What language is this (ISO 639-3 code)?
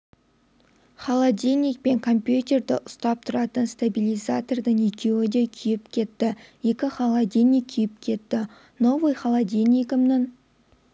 kaz